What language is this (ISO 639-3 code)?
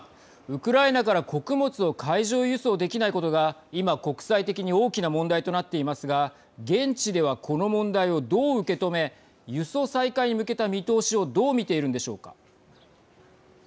jpn